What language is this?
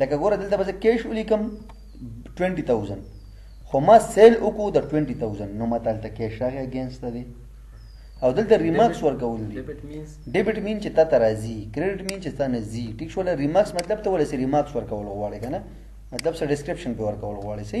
Arabic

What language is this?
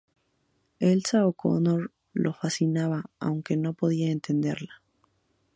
Spanish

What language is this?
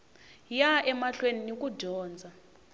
Tsonga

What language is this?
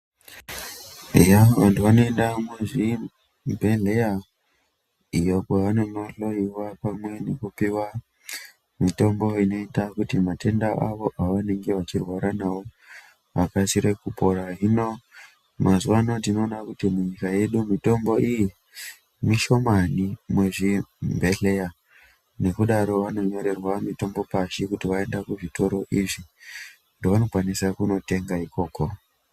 Ndau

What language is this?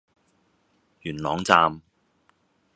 Cantonese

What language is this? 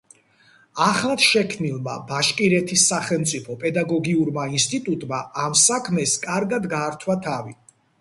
Georgian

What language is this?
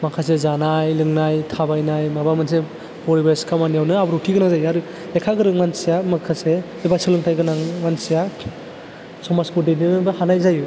Bodo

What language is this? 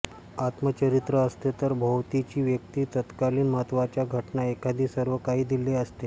Marathi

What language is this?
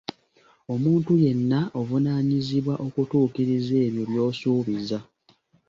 Ganda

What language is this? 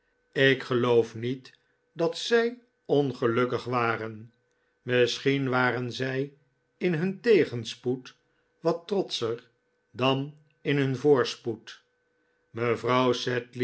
Dutch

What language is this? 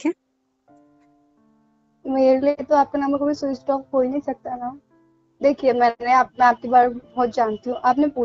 Hindi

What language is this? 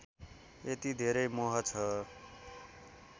Nepali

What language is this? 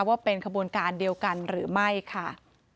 Thai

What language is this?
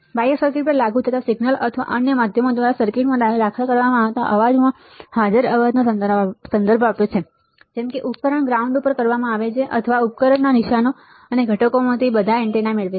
Gujarati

